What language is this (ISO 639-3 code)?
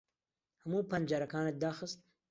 ckb